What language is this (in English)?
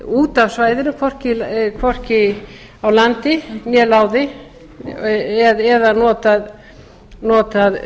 Icelandic